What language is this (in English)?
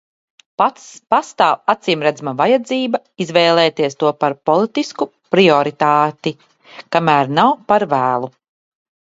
Latvian